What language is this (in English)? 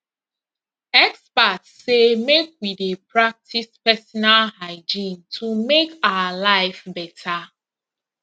Nigerian Pidgin